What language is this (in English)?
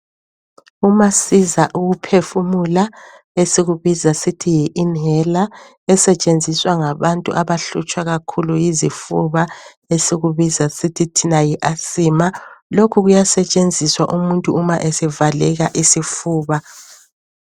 North Ndebele